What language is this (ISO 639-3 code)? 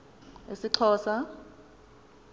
xho